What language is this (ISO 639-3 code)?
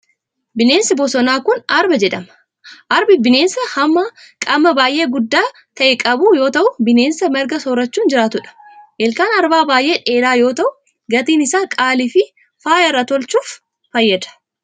orm